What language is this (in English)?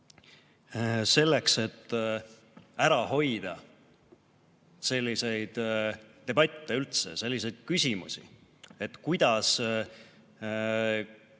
Estonian